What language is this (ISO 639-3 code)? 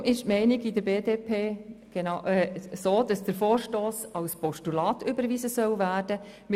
gsw